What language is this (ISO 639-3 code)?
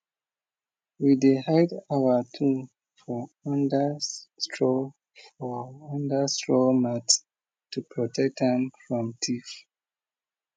pcm